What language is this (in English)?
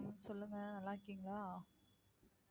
Tamil